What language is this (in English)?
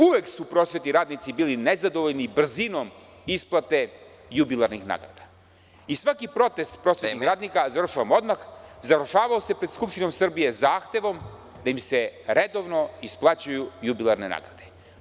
Serbian